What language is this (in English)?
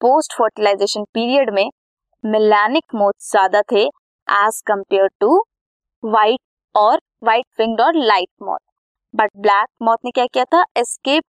Hindi